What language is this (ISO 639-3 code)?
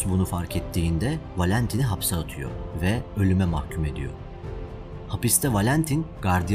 tur